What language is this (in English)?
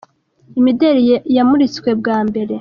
Kinyarwanda